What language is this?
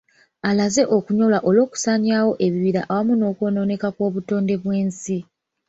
Ganda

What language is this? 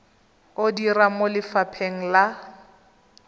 Tswana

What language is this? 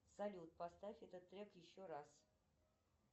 Russian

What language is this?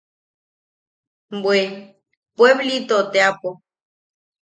Yaqui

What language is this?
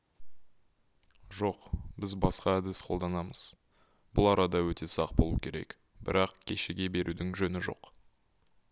Kazakh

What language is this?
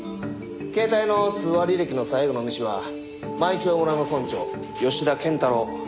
Japanese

